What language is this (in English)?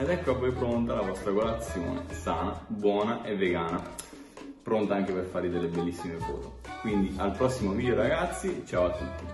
Italian